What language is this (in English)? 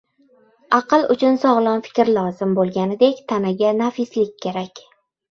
Uzbek